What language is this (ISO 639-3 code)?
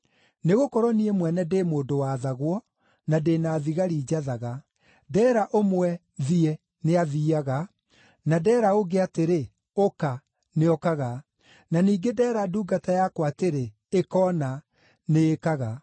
kik